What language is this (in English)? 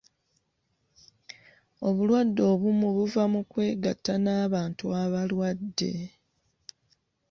Ganda